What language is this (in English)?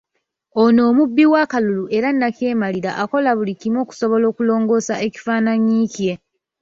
Ganda